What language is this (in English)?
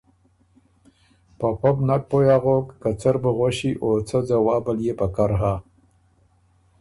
Ormuri